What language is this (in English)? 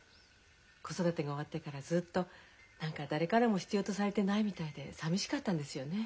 Japanese